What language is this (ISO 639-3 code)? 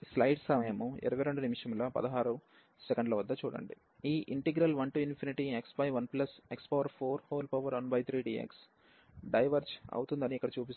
tel